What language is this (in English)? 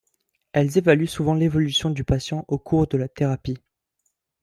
French